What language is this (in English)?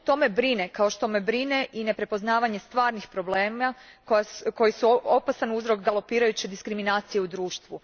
Croatian